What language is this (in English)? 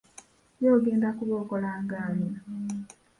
Ganda